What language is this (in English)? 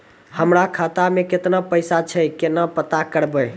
Maithili